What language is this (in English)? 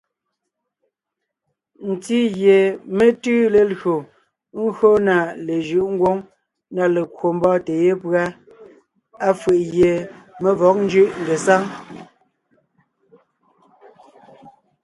Ngiemboon